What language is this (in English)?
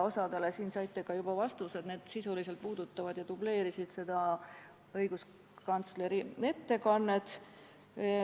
Estonian